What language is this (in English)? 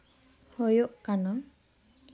Santali